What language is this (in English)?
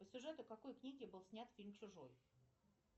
Russian